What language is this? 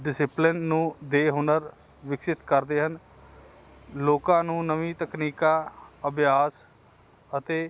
Punjabi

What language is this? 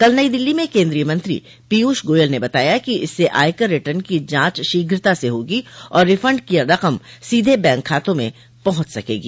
Hindi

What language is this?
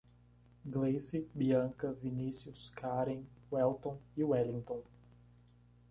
Portuguese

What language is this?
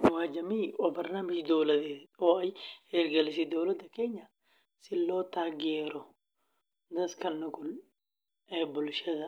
Somali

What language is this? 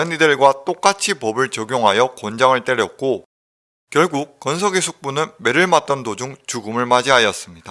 Korean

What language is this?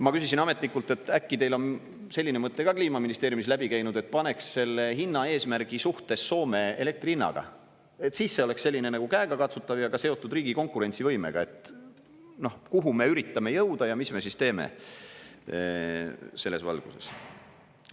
Estonian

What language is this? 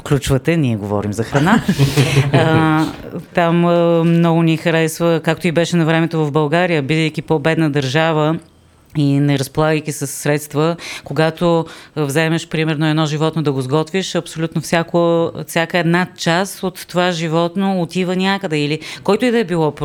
Bulgarian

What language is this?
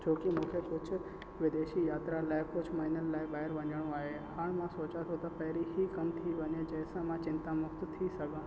Sindhi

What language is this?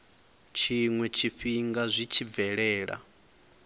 Venda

